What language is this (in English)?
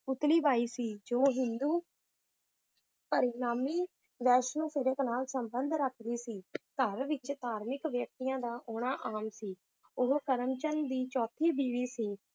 Punjabi